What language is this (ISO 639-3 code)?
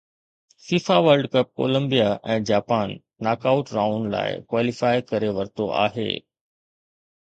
snd